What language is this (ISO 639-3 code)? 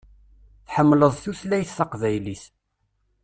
kab